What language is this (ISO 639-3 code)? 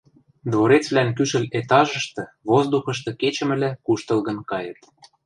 mrj